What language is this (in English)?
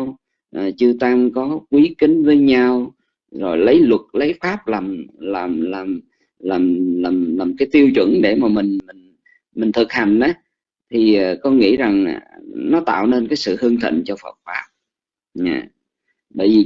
Vietnamese